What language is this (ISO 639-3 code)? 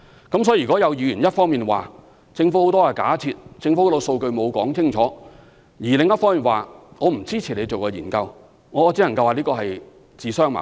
yue